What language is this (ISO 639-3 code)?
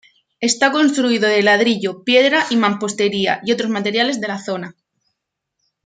spa